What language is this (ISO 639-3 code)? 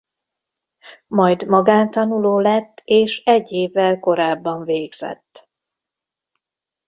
hun